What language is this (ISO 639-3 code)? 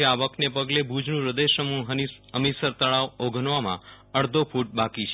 guj